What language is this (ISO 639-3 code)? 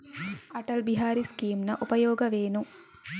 kan